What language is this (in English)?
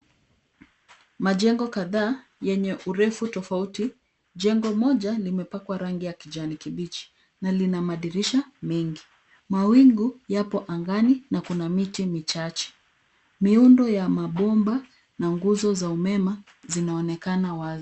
Swahili